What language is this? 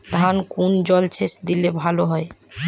Bangla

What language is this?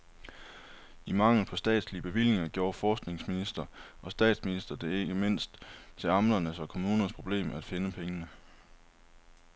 Danish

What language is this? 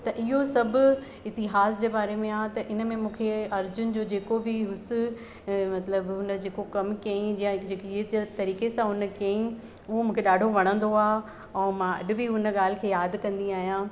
Sindhi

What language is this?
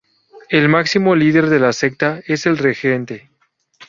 Spanish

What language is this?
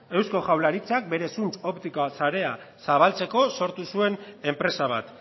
Basque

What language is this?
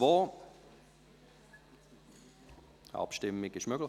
Swiss German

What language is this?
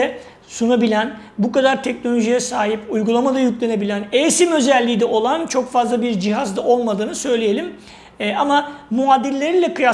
Turkish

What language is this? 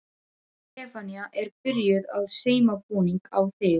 Icelandic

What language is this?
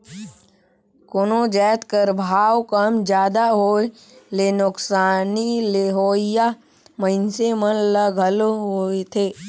Chhattisgarhi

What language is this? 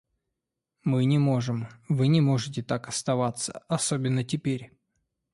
Russian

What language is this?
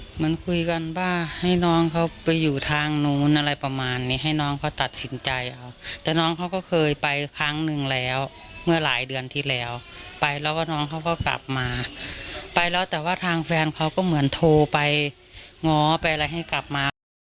Thai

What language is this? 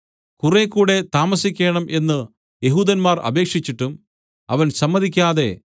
Malayalam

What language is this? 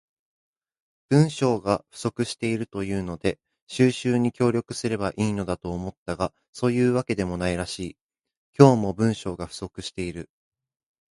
Japanese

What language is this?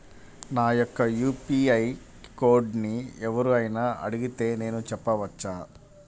Telugu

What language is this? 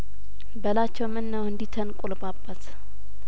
Amharic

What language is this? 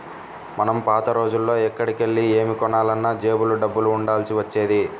Telugu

